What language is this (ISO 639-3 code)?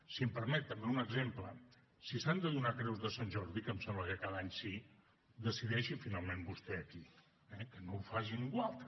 cat